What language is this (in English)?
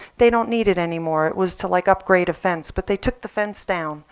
English